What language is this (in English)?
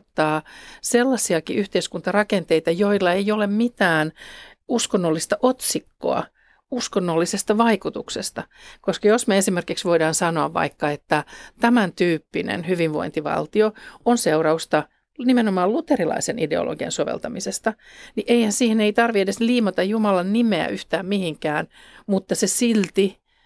Finnish